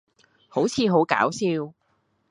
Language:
Cantonese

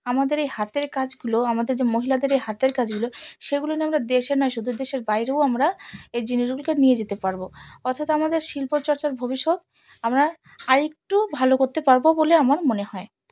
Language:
Bangla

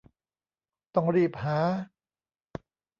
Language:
Thai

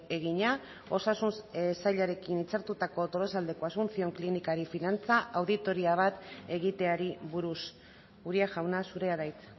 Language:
Basque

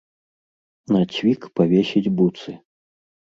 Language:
Belarusian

